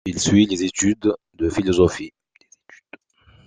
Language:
French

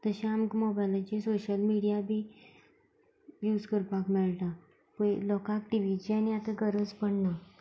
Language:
Konkani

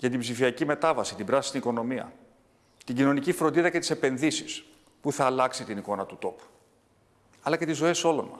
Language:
Greek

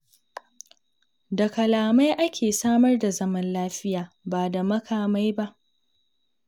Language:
Hausa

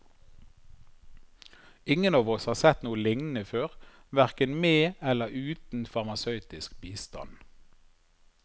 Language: Norwegian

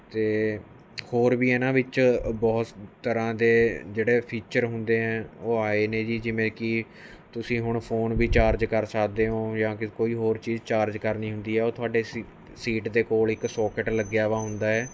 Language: Punjabi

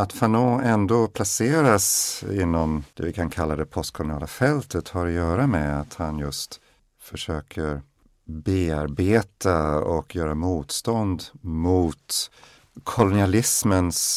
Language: Swedish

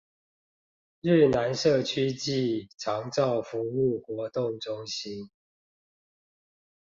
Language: Chinese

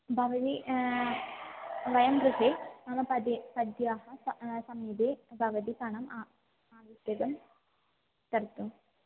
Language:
Sanskrit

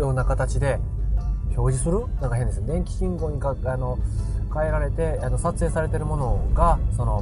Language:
Japanese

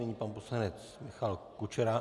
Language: Czech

